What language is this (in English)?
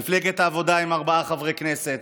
Hebrew